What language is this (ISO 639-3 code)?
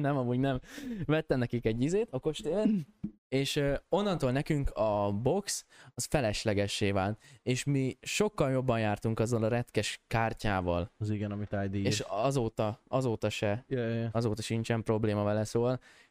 hun